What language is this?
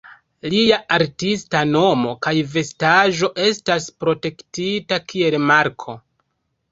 Esperanto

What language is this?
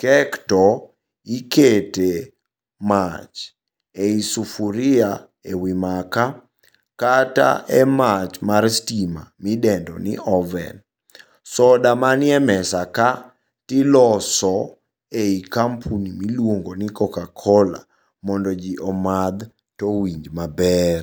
Luo (Kenya and Tanzania)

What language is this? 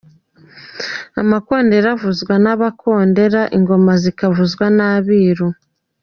Kinyarwanda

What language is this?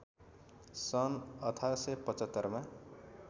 Nepali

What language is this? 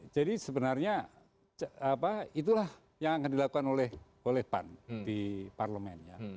Indonesian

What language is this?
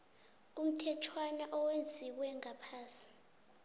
South Ndebele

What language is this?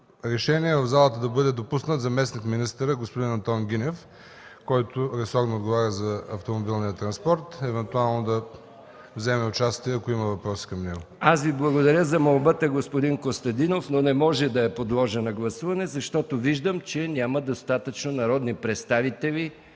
Bulgarian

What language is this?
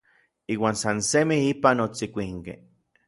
Orizaba Nahuatl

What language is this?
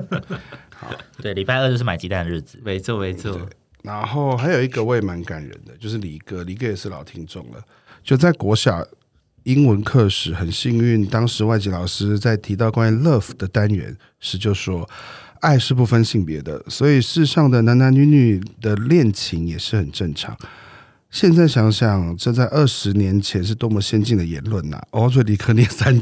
Chinese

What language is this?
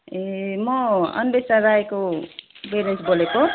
Nepali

